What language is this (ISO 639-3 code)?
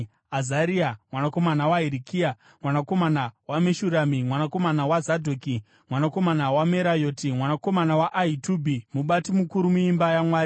sna